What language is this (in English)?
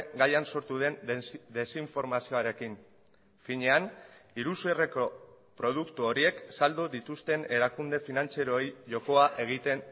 Basque